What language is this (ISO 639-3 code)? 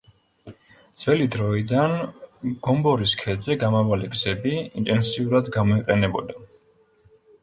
kat